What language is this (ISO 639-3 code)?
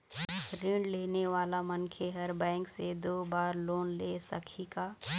hne